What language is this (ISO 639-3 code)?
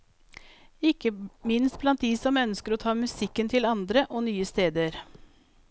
nor